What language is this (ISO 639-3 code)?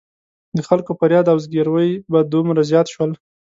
pus